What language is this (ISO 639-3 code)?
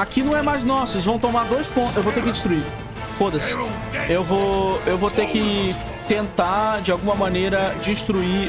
por